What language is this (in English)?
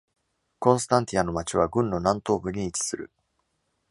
Japanese